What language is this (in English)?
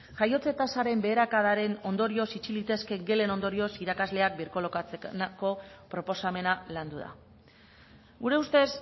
Basque